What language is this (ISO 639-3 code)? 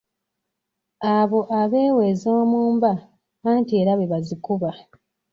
lug